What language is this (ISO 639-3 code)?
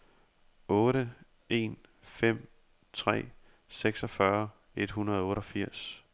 dan